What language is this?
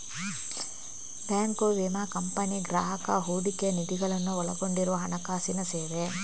Kannada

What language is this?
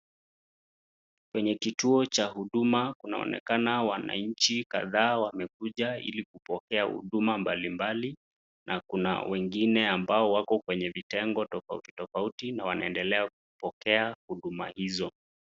Swahili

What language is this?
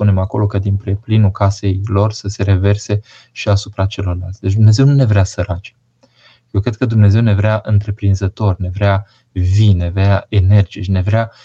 Romanian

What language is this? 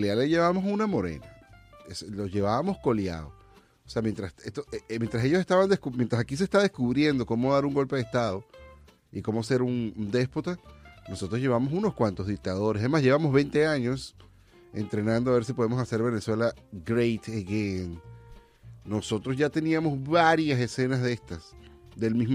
Spanish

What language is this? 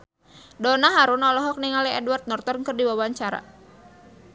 Sundanese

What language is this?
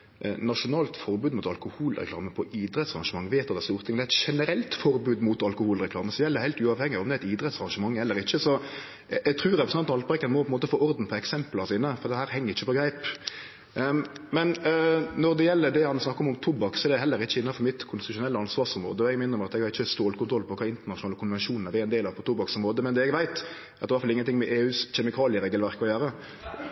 Norwegian Nynorsk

